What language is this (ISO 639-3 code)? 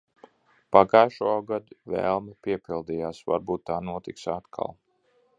lav